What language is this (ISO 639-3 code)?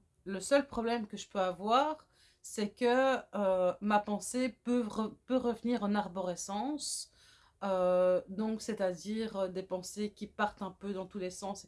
fra